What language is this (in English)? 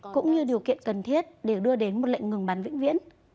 Vietnamese